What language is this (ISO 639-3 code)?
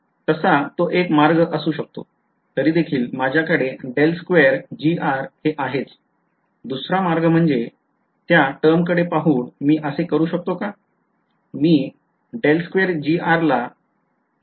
mar